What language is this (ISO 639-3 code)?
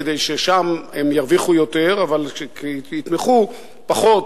heb